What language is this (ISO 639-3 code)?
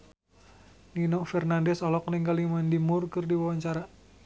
sun